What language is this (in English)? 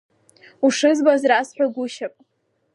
Abkhazian